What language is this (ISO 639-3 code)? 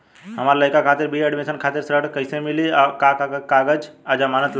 bho